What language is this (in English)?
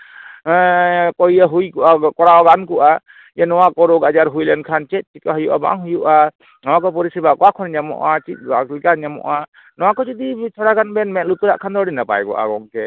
Santali